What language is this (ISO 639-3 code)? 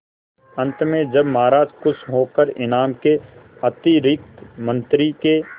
hin